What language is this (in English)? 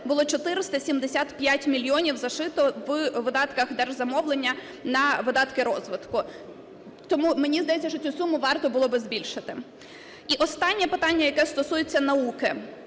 Ukrainian